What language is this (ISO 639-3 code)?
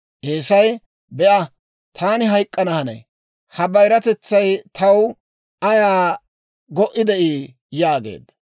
dwr